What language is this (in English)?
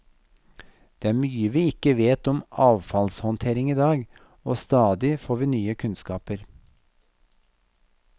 Norwegian